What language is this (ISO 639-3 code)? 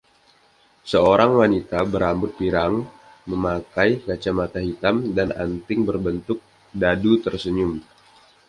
ind